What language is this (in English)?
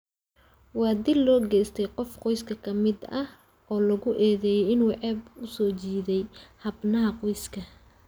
Somali